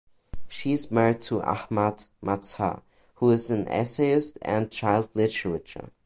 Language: English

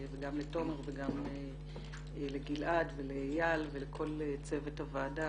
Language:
Hebrew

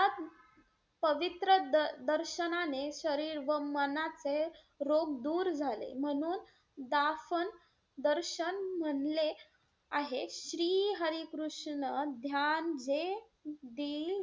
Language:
Marathi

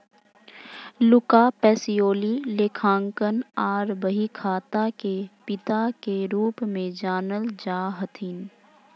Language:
Magahi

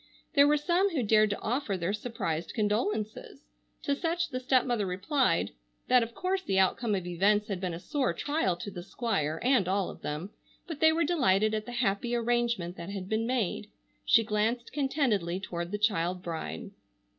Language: English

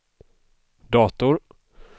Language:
Swedish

